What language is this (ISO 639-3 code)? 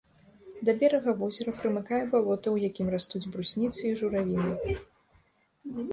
bel